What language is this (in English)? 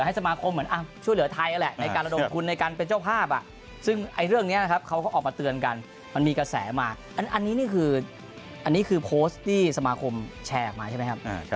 Thai